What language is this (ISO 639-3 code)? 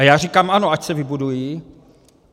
ces